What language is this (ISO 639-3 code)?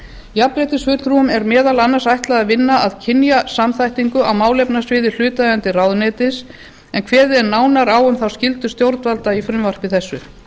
isl